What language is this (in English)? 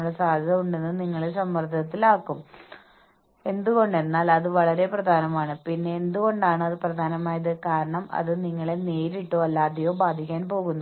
Malayalam